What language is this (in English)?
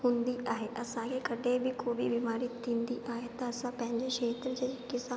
Sindhi